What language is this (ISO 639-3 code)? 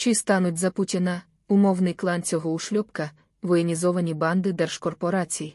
ukr